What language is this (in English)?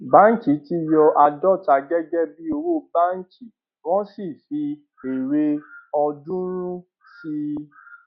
Yoruba